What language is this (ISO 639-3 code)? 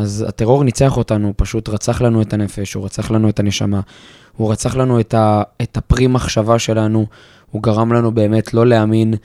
heb